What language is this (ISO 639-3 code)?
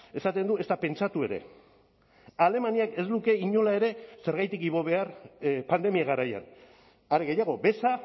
eus